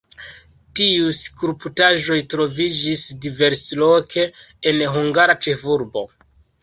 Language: Esperanto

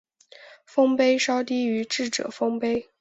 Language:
Chinese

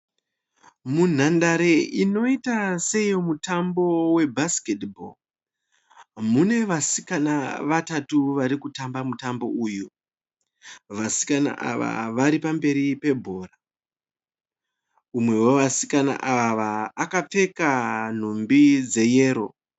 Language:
Shona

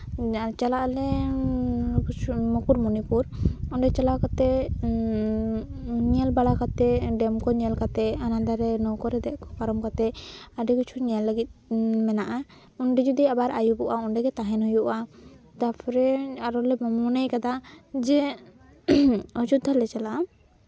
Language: Santali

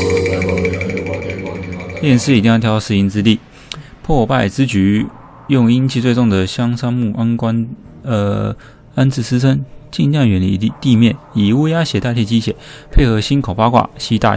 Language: Chinese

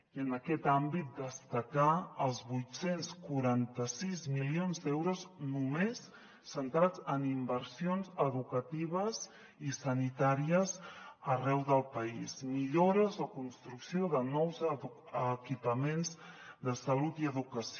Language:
Catalan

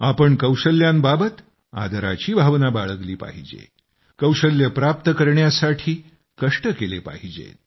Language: Marathi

